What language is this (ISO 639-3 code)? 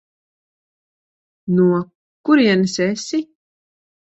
lav